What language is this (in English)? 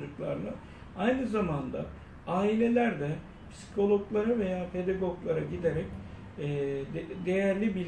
Turkish